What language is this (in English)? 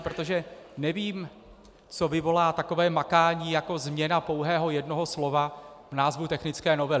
Czech